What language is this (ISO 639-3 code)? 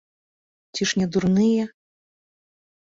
bel